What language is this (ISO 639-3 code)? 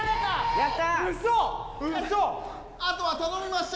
jpn